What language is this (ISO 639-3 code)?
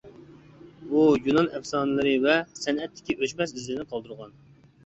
uig